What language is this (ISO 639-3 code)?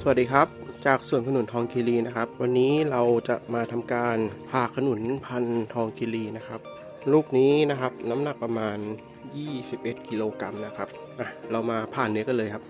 tha